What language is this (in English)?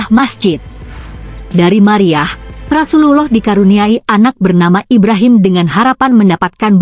Indonesian